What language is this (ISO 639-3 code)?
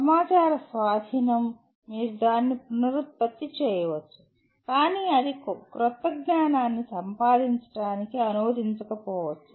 tel